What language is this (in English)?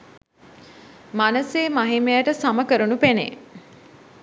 Sinhala